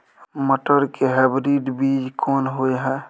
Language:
Maithili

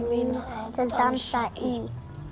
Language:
Icelandic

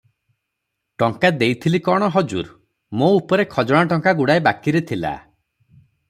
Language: Odia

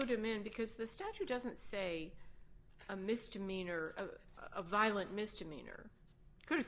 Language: English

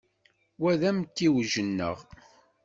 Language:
Kabyle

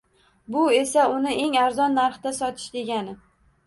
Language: Uzbek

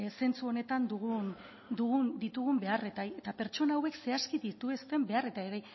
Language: Basque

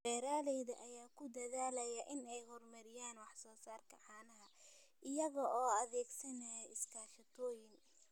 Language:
Somali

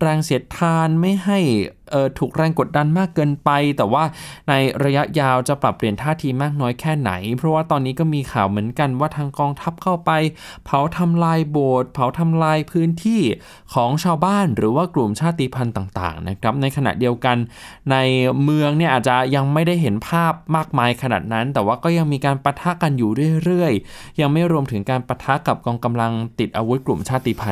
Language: Thai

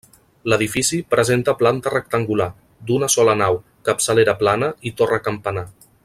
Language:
Catalan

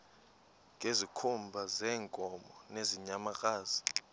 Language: Xhosa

